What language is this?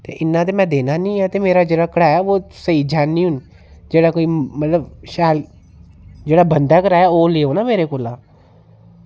Dogri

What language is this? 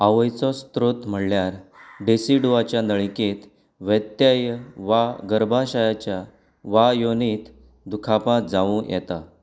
Konkani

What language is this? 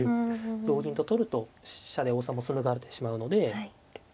Japanese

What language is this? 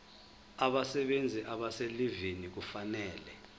Zulu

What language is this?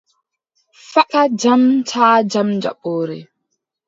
Adamawa Fulfulde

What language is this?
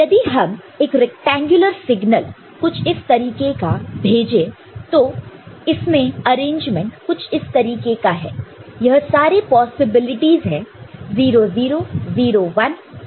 Hindi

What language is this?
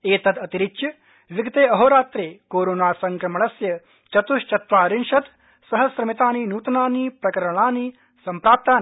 Sanskrit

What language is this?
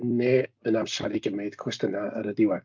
Welsh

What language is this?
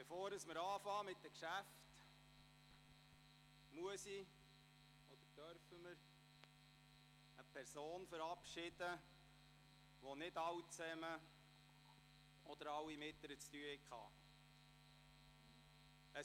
Swiss German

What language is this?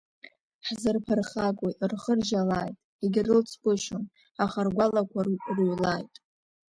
Abkhazian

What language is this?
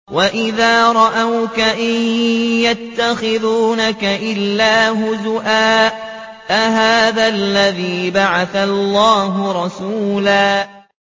Arabic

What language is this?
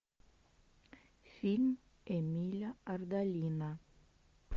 Russian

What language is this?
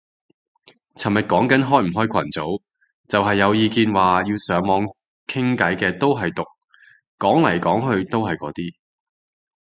Cantonese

